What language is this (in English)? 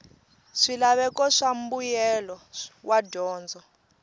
Tsonga